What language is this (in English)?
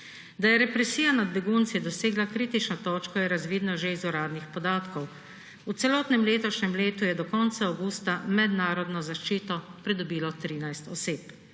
Slovenian